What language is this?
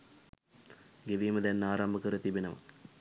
Sinhala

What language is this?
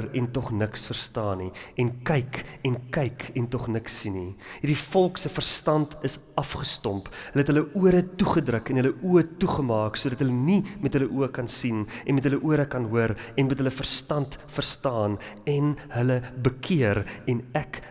Dutch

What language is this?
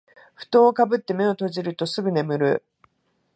Japanese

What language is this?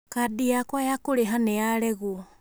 Kikuyu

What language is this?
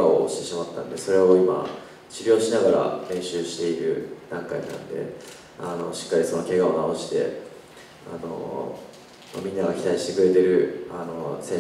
Japanese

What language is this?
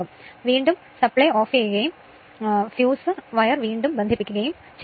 Malayalam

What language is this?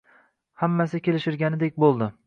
Uzbek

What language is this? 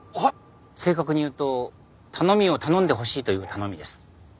Japanese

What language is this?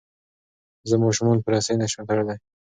Pashto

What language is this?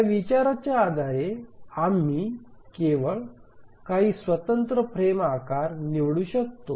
Marathi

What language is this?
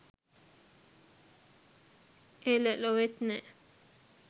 Sinhala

